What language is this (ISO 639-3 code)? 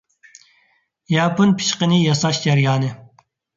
uig